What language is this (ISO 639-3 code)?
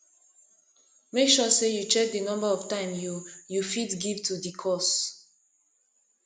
pcm